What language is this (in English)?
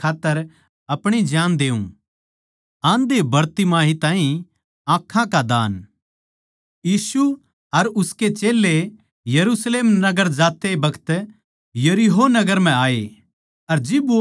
Haryanvi